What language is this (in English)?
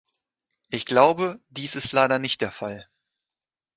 German